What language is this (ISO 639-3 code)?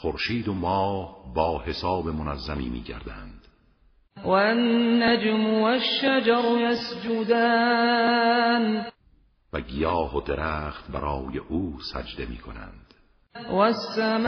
fas